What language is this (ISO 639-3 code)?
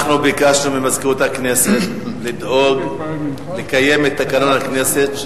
heb